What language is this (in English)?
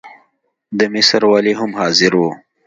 Pashto